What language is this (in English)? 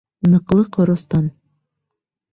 Bashkir